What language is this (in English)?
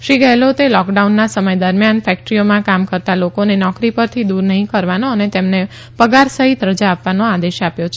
Gujarati